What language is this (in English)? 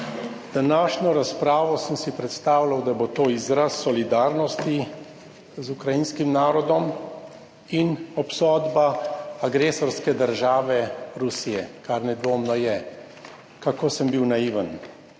Slovenian